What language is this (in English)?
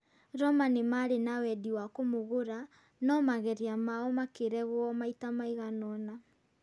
Kikuyu